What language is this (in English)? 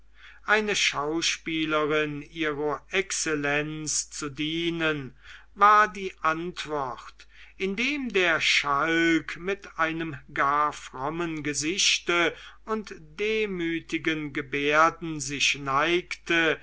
German